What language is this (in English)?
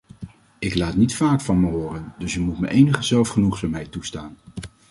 Dutch